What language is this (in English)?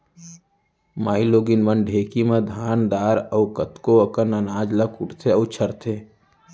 Chhattisgarhi